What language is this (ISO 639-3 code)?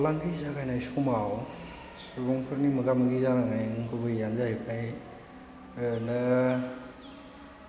brx